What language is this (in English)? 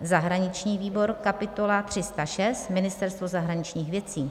Czech